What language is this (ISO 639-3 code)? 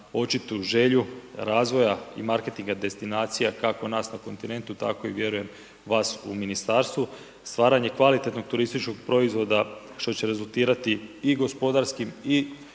hrv